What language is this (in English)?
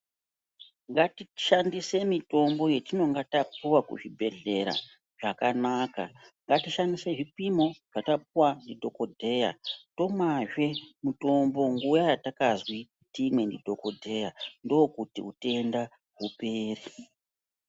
Ndau